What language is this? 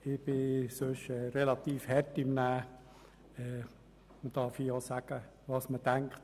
Swiss German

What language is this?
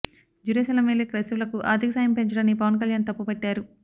Telugu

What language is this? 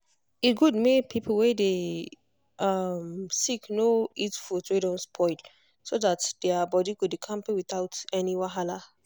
Nigerian Pidgin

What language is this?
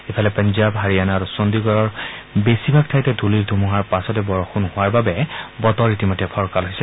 Assamese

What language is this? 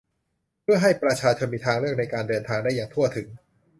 Thai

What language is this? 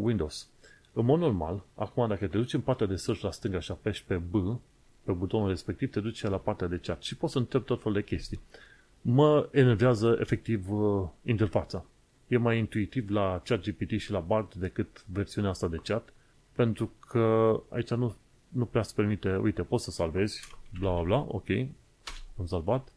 Romanian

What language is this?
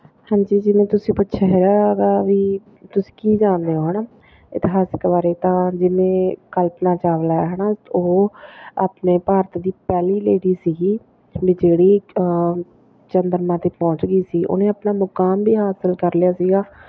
Punjabi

